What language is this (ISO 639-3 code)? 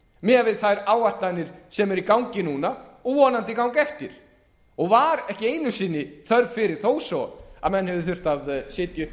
isl